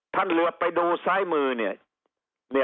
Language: Thai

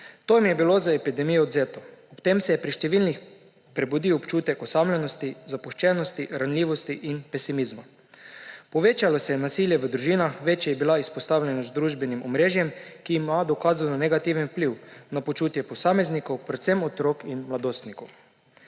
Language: Slovenian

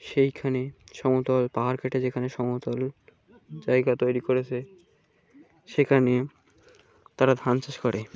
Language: Bangla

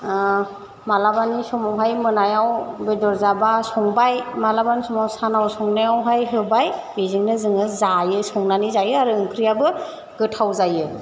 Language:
Bodo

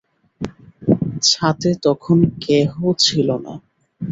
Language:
Bangla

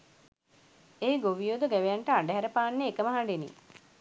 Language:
Sinhala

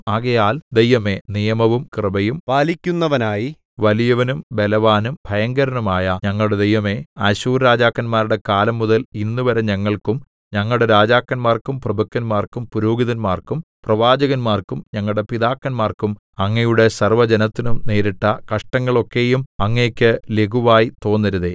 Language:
Malayalam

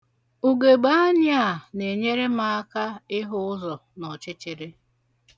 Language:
Igbo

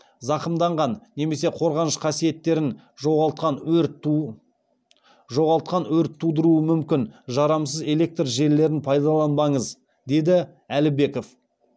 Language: Kazakh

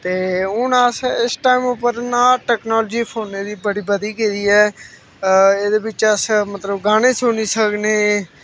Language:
Dogri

